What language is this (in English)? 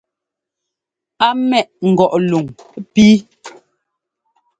Ngomba